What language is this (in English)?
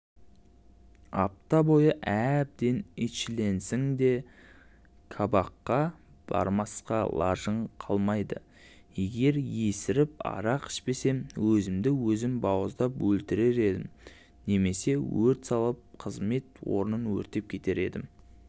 Kazakh